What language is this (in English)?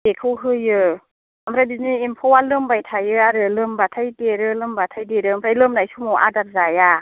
Bodo